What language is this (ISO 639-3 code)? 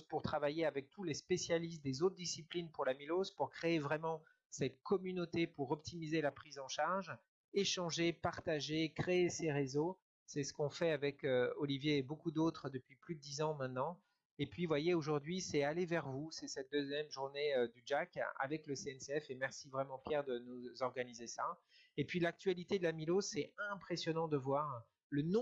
fra